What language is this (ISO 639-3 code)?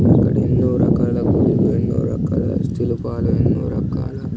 tel